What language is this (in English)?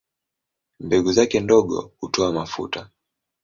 Swahili